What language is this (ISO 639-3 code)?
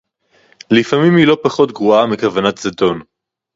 heb